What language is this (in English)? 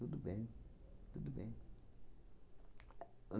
Portuguese